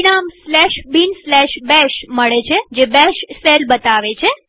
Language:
Gujarati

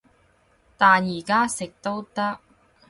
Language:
Cantonese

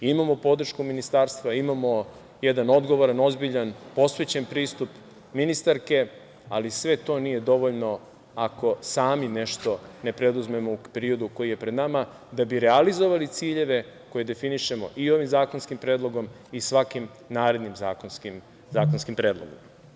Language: Serbian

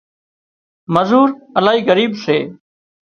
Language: Wadiyara Koli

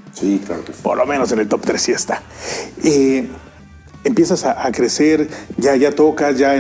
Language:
Spanish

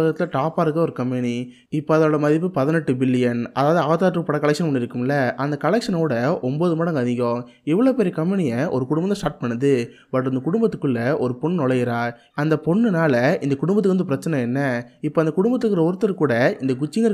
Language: Tamil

